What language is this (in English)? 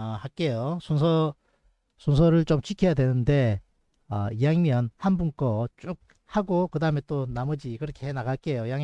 Korean